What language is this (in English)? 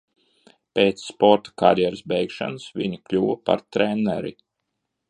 Latvian